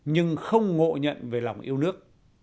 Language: Vietnamese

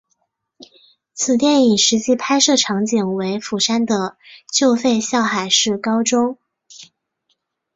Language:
Chinese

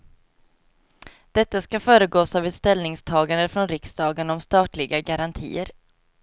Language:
Swedish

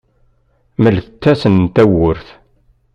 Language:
Kabyle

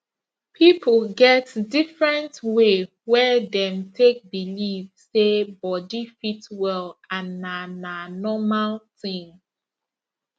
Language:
Nigerian Pidgin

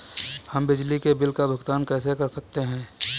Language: Hindi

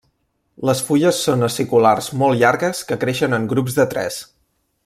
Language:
Catalan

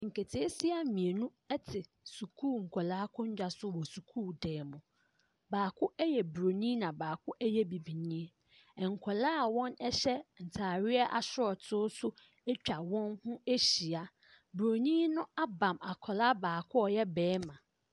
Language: Akan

